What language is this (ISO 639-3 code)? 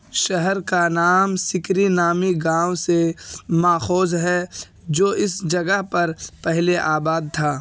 urd